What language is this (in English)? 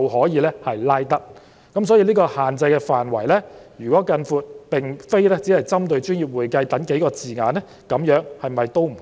Cantonese